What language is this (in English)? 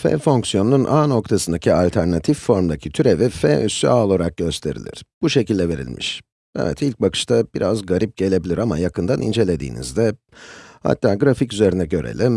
Turkish